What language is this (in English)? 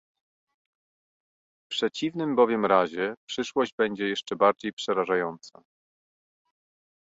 Polish